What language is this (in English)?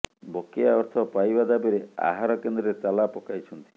Odia